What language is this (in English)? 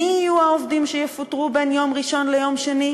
Hebrew